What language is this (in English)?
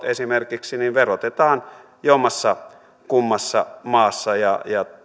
Finnish